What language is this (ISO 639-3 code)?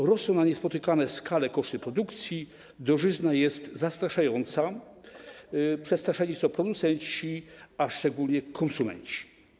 pol